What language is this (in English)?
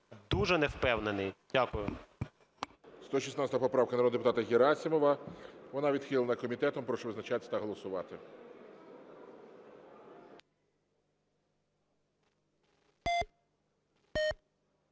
Ukrainian